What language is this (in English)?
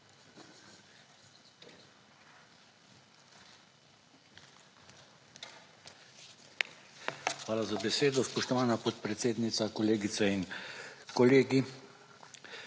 Slovenian